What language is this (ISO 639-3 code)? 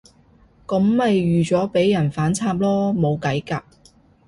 yue